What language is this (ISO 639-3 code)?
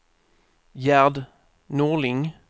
swe